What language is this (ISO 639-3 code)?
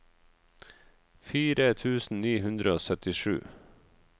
nor